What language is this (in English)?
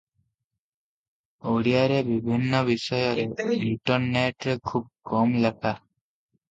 Odia